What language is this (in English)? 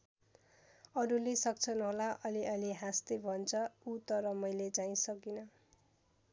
Nepali